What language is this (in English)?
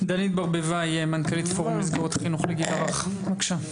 Hebrew